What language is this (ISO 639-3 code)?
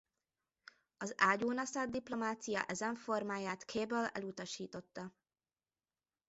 hun